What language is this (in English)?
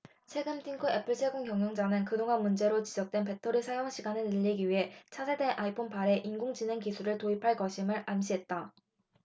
Korean